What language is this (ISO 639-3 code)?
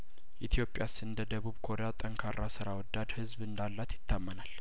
amh